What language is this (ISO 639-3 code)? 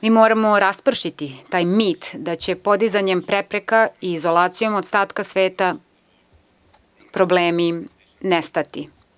srp